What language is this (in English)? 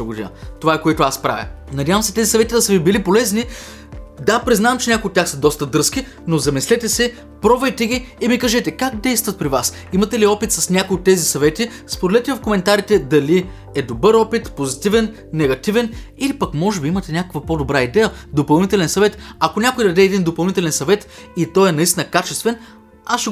Bulgarian